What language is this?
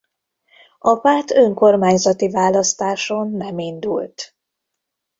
Hungarian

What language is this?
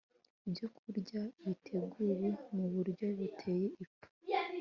Kinyarwanda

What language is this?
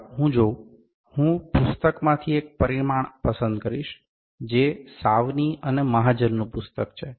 Gujarati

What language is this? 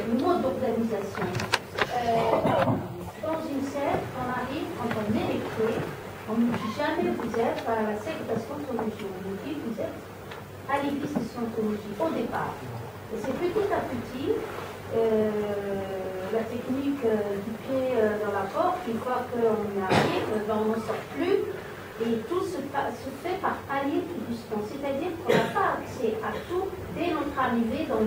French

